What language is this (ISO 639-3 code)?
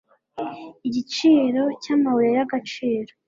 kin